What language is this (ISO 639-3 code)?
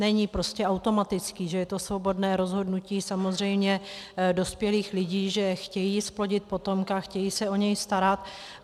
ces